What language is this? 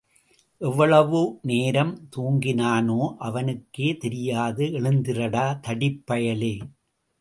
Tamil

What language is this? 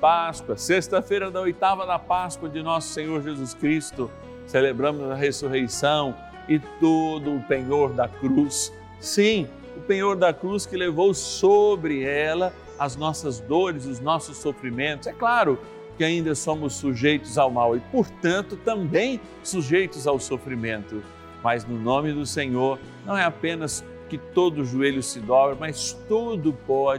Portuguese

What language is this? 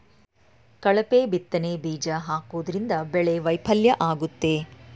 Kannada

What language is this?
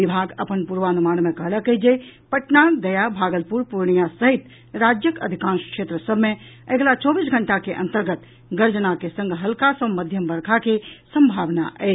Maithili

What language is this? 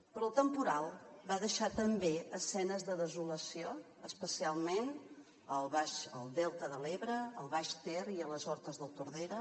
Catalan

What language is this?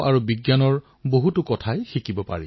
Assamese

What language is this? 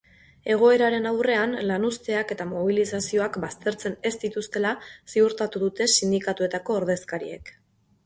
Basque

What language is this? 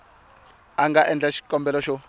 Tsonga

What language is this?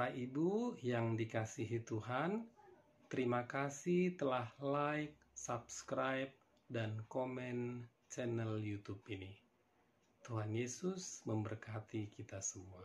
Indonesian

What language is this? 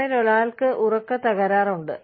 Malayalam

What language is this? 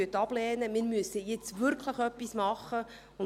Swiss German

